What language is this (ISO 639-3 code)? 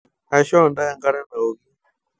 mas